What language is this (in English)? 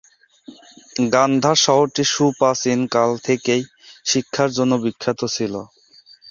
Bangla